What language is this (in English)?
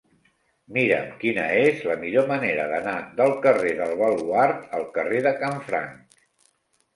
Catalan